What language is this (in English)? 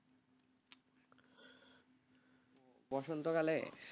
Bangla